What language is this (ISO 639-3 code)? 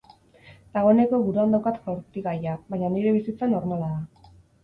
eus